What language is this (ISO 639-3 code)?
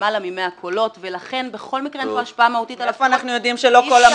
heb